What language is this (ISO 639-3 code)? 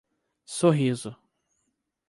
por